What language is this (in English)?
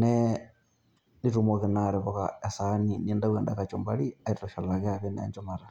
Masai